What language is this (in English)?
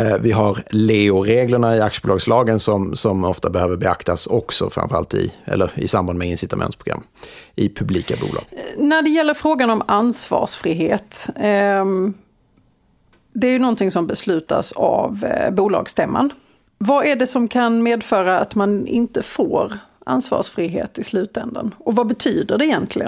Swedish